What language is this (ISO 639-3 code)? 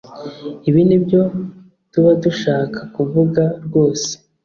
kin